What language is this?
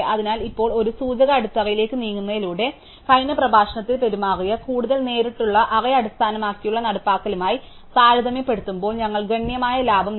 Malayalam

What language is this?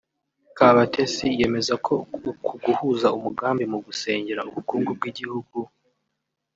Kinyarwanda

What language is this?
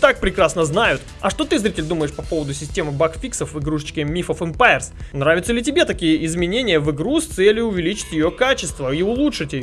Russian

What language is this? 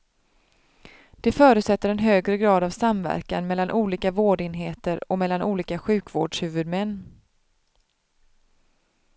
Swedish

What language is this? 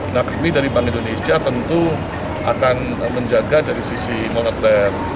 Indonesian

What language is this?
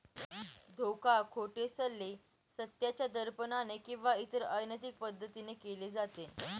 Marathi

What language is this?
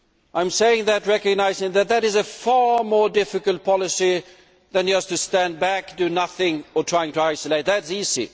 English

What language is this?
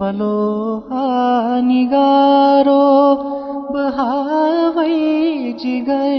Urdu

